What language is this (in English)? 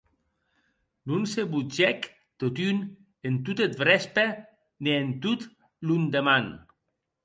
Occitan